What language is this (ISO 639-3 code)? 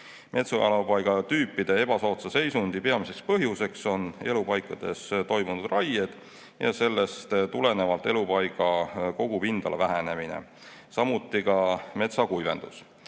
est